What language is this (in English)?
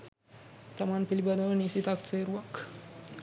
Sinhala